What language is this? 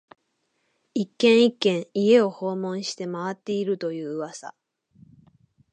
Japanese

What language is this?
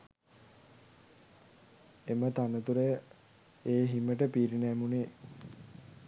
Sinhala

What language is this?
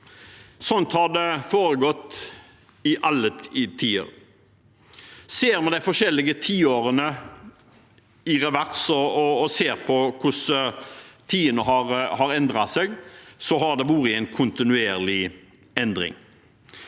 Norwegian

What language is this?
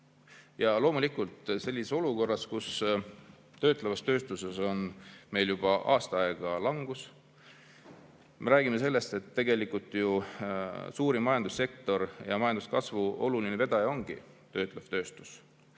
Estonian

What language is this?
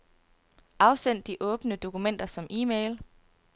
Danish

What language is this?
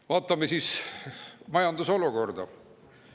Estonian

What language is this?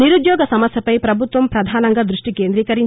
Telugu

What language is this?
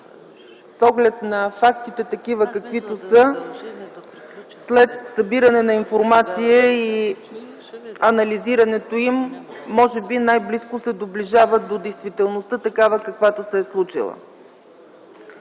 Bulgarian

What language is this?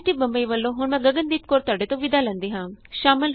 Punjabi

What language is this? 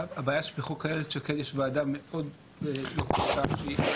Hebrew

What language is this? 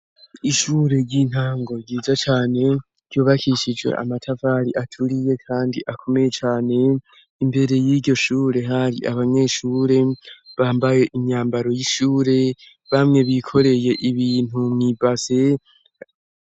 Rundi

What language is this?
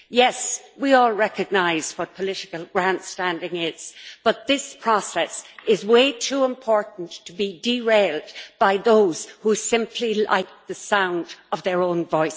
English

